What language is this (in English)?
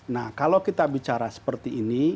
Indonesian